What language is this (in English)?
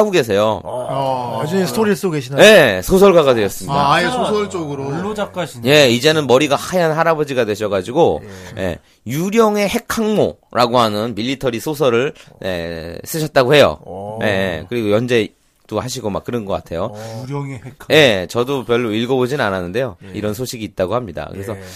Korean